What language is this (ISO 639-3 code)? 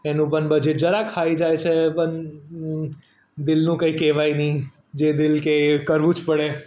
guj